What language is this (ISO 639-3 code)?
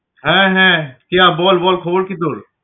ben